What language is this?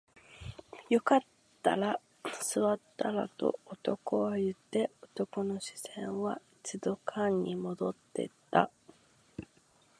Japanese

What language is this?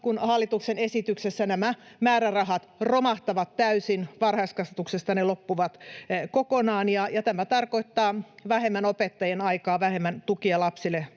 Finnish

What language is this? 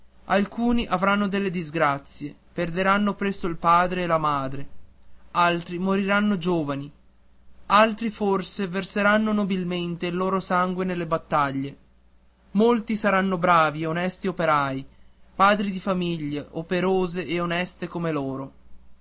Italian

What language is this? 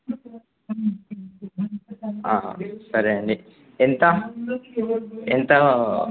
Telugu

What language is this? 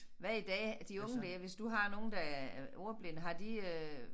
Danish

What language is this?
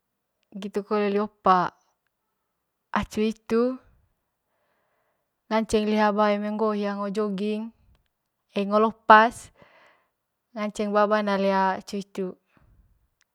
Manggarai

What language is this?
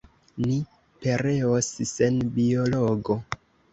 Esperanto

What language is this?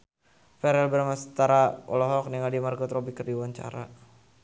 Sundanese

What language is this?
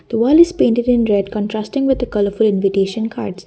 English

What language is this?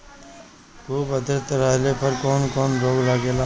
Bhojpuri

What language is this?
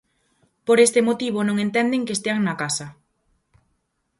Galician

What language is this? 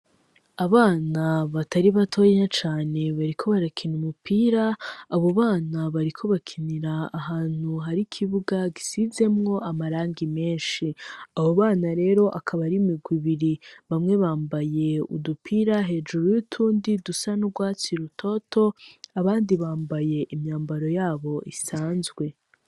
Rundi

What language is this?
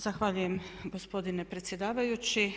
Croatian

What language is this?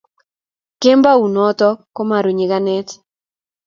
Kalenjin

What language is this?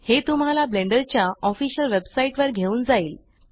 Marathi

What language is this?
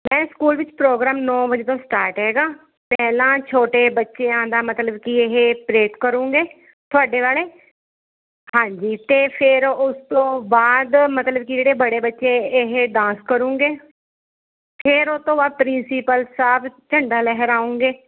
Punjabi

